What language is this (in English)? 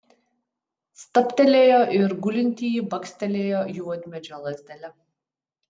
Lithuanian